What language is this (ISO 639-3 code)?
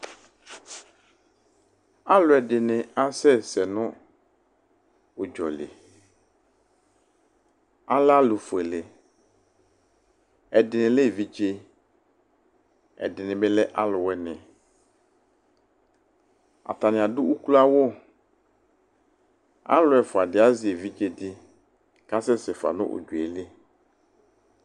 kpo